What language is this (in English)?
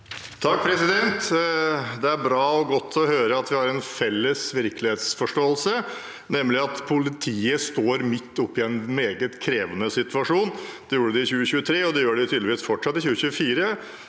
Norwegian